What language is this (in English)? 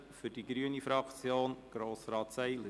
Swiss German